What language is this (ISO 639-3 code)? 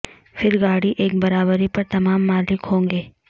urd